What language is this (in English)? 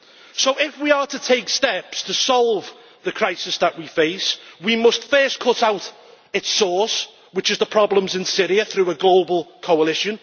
English